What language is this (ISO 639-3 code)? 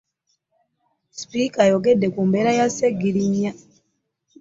lug